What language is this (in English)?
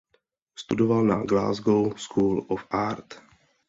Czech